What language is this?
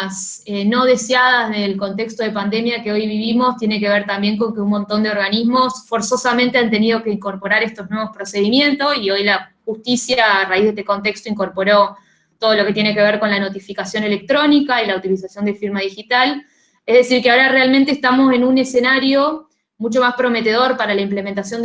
Spanish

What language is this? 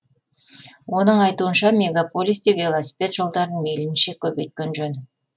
Kazakh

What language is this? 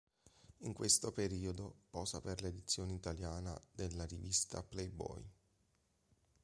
Italian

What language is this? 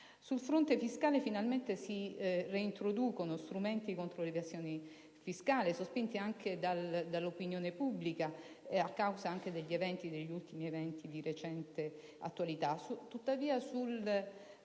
Italian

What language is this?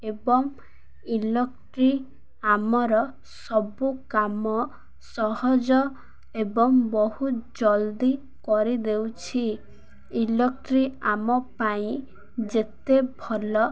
Odia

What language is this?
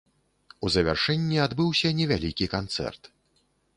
Belarusian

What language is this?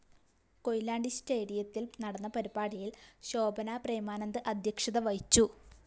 Malayalam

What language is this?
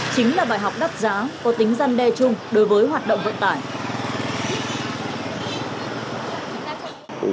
Vietnamese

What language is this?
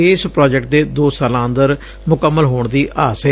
Punjabi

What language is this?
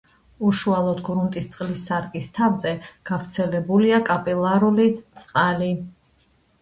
Georgian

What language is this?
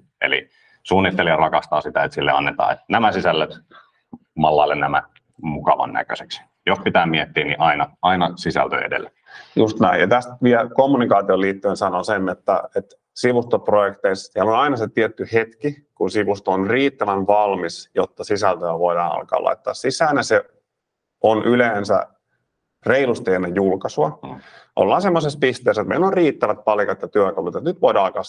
Finnish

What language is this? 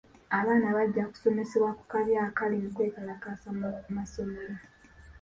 Ganda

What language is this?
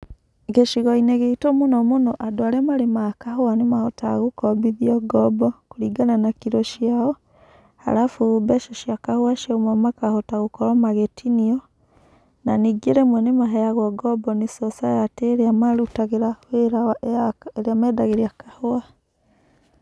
Kikuyu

